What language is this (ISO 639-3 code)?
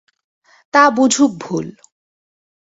ben